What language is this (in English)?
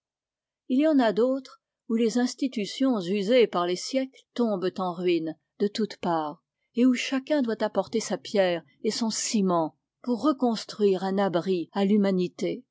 French